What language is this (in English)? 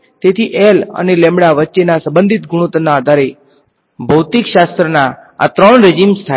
Gujarati